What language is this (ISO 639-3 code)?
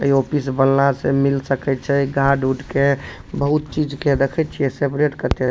mai